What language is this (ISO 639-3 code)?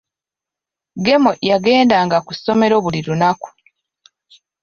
lug